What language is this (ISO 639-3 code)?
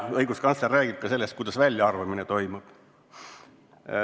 est